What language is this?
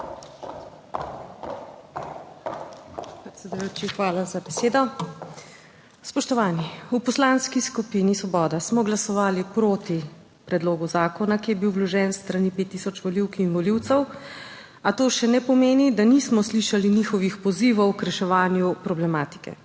Slovenian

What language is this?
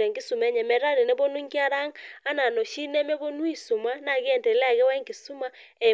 Masai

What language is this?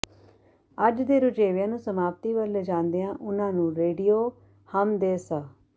Punjabi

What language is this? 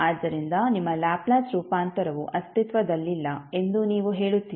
Kannada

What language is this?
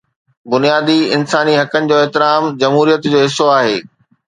Sindhi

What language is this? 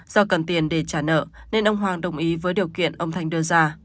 Vietnamese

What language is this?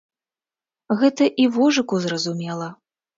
Belarusian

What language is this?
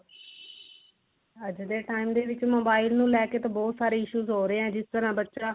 Punjabi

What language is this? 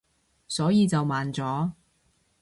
Cantonese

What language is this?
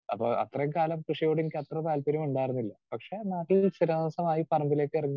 Malayalam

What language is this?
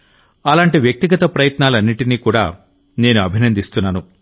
Telugu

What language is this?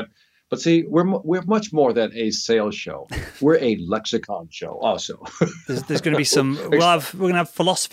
English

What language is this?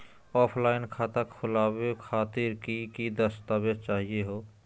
Magahi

